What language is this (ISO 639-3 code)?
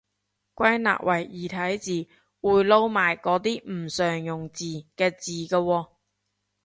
yue